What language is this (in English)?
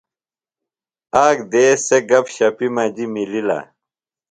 Phalura